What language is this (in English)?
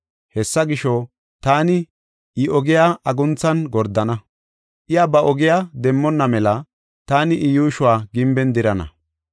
Gofa